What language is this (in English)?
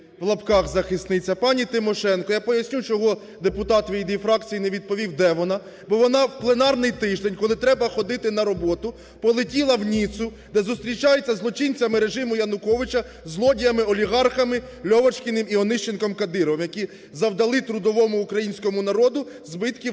Ukrainian